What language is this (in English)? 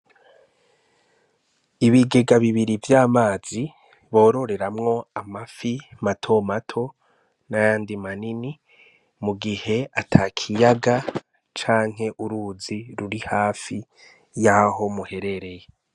Rundi